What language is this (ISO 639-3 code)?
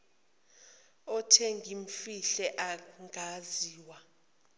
zul